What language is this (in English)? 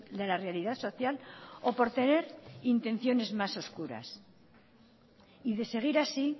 Spanish